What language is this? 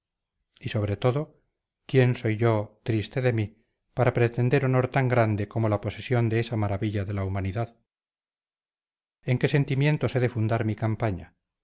Spanish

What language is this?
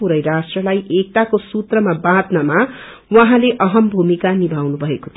Nepali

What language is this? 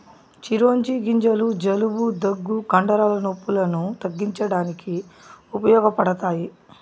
Telugu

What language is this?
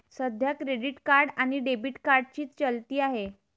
Marathi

